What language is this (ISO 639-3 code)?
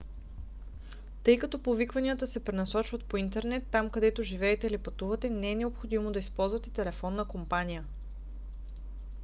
bul